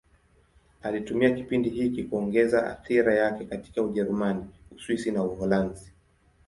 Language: Swahili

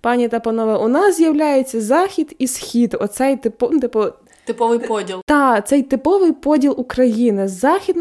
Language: Ukrainian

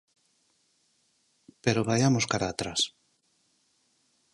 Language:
Galician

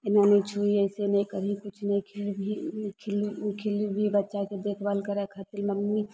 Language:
Maithili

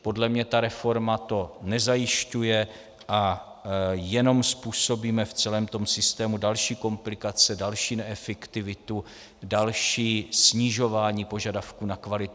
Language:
Czech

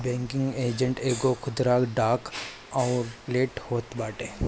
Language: Bhojpuri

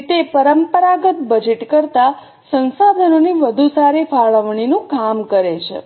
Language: Gujarati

